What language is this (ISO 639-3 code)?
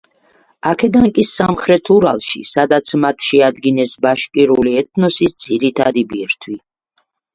kat